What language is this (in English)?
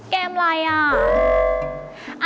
Thai